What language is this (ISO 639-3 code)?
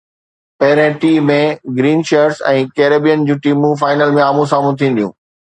snd